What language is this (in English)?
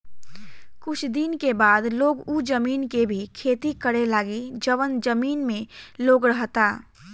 Bhojpuri